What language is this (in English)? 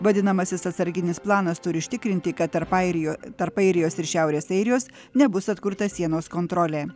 Lithuanian